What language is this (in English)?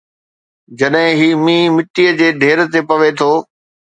Sindhi